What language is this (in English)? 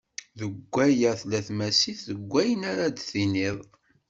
Kabyle